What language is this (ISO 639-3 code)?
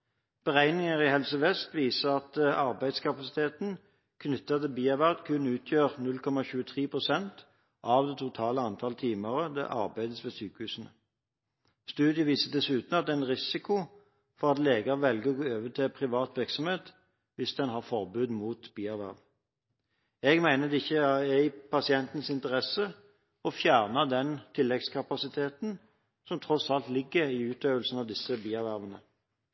nob